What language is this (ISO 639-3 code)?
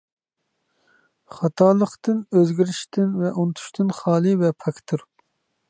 uig